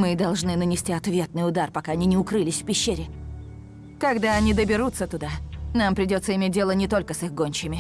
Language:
Russian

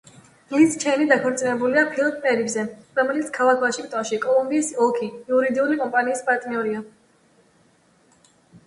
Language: Georgian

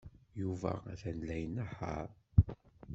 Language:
Kabyle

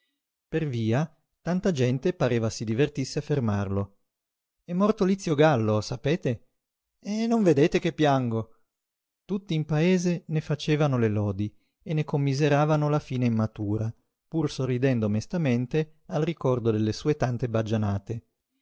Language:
Italian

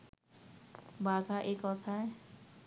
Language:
Bangla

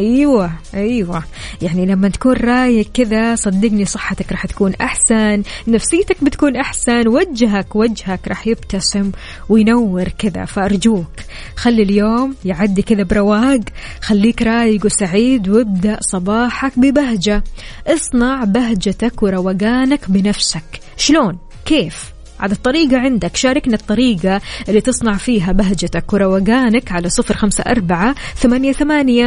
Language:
Arabic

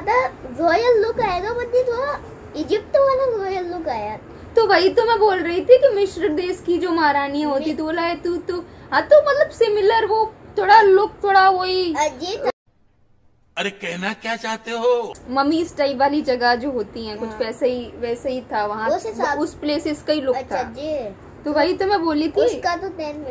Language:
Hindi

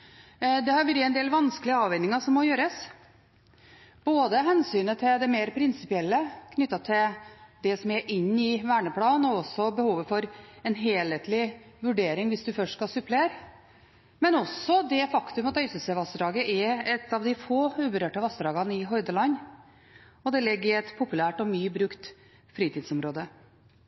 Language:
Norwegian Bokmål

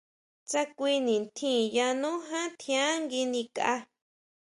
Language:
Huautla Mazatec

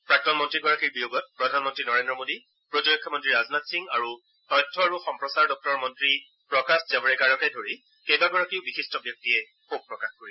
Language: Assamese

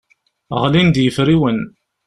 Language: Kabyle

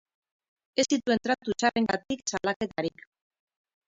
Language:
Basque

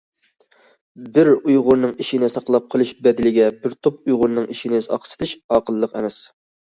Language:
Uyghur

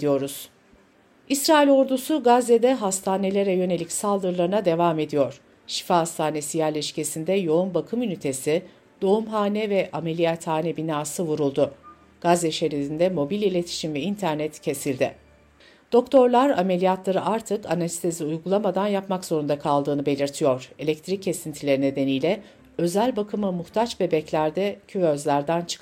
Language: Turkish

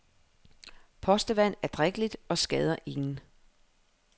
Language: Danish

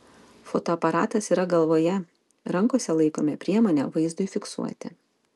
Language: Lithuanian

